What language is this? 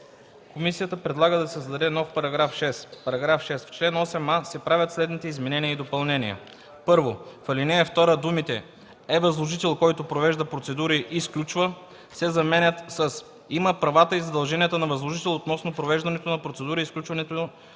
Bulgarian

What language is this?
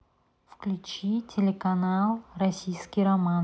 Russian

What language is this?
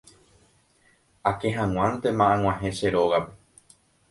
Guarani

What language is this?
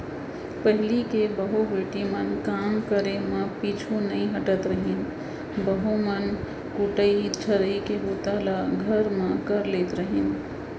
Chhattisgarhi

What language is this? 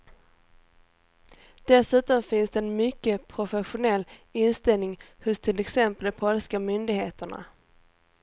Swedish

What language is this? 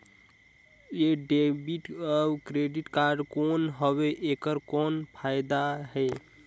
Chhattisgarhi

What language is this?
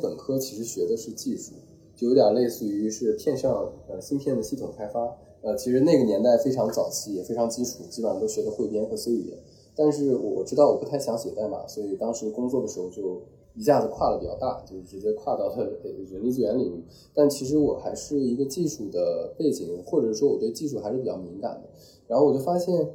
Chinese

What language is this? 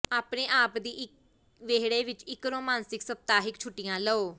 Punjabi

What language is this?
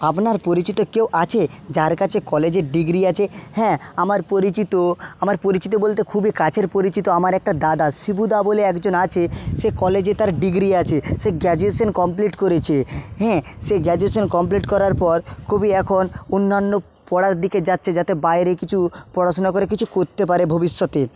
Bangla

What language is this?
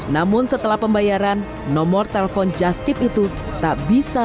Indonesian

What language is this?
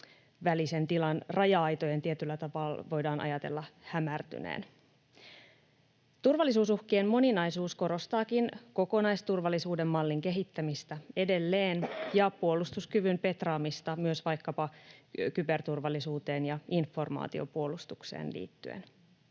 Finnish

